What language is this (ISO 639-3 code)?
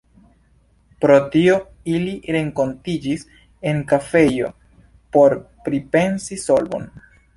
epo